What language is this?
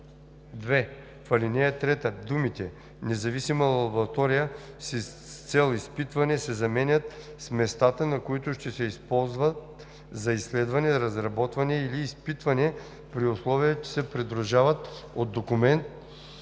Bulgarian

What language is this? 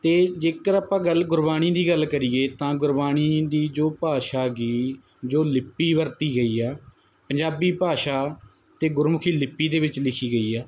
Punjabi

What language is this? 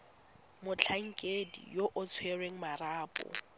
Tswana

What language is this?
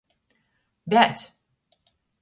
Latgalian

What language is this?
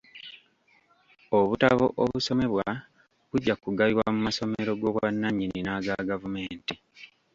Ganda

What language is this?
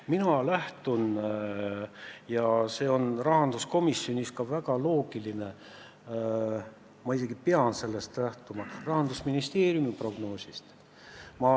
Estonian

